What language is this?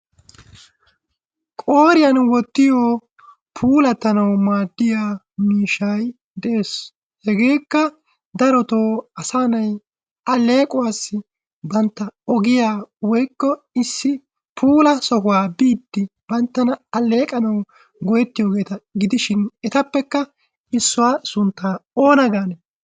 Wolaytta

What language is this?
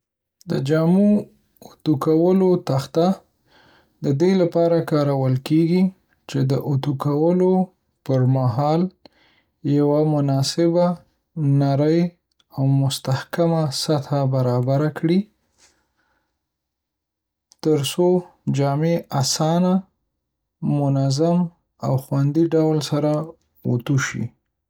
Pashto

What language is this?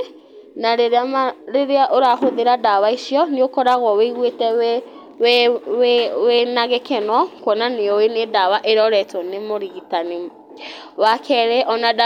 Kikuyu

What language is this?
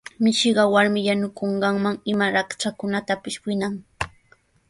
Sihuas Ancash Quechua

